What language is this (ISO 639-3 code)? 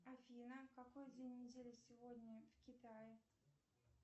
rus